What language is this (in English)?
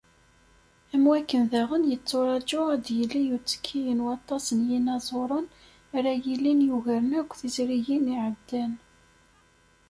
Kabyle